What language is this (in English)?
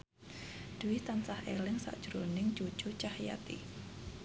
Javanese